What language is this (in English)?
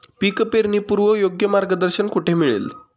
Marathi